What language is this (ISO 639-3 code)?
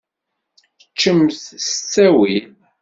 kab